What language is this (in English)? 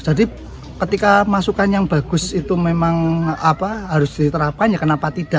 Indonesian